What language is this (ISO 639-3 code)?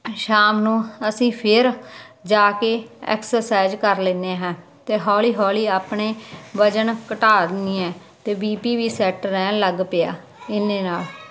pan